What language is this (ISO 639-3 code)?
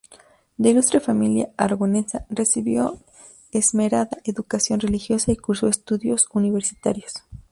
spa